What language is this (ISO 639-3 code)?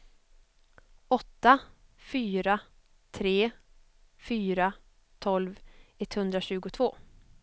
swe